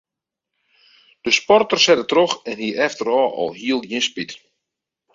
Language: Western Frisian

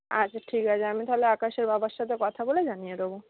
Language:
Bangla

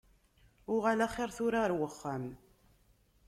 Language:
Kabyle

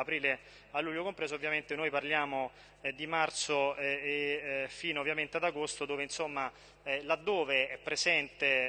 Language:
Italian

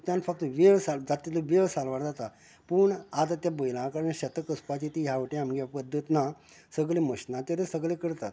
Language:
Konkani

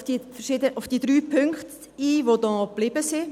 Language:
Swiss German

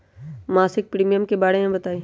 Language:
Magahi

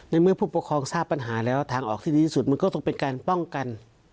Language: Thai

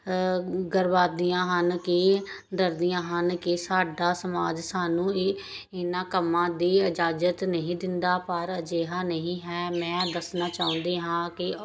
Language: Punjabi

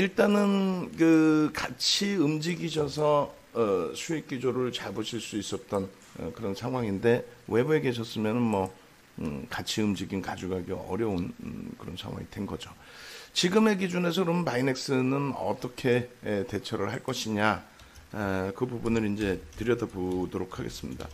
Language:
Korean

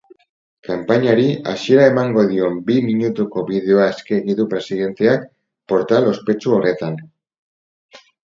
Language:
Basque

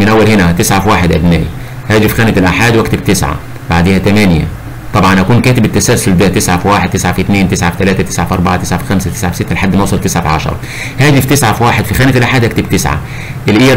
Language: Arabic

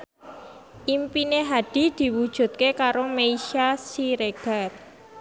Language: Javanese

